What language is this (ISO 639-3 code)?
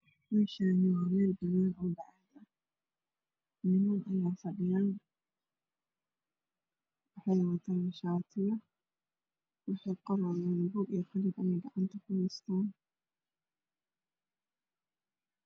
som